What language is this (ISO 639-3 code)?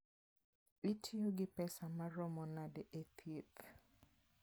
luo